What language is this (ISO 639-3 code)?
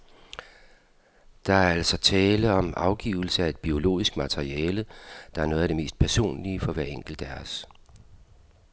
dan